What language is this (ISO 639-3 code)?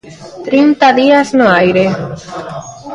glg